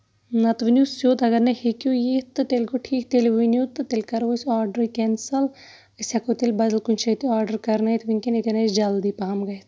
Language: Kashmiri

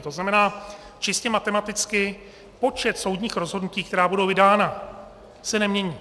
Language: Czech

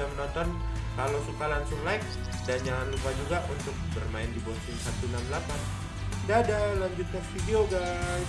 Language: Indonesian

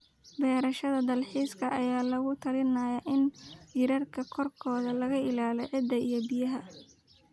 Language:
Somali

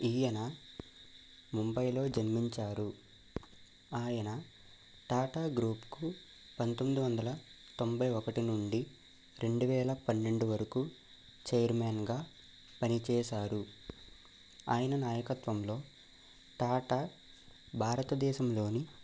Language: Telugu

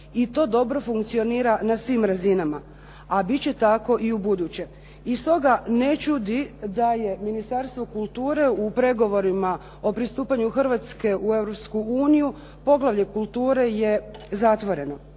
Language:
Croatian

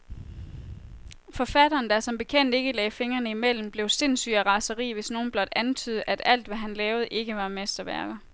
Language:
Danish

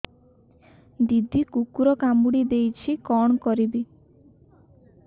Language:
Odia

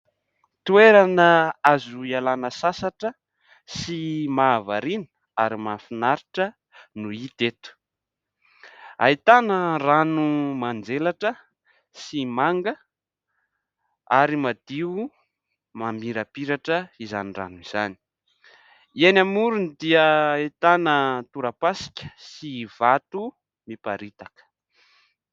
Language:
Malagasy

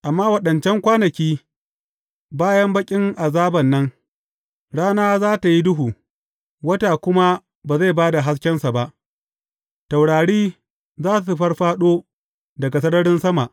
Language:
Hausa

